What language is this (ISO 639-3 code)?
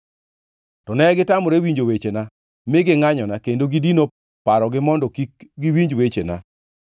luo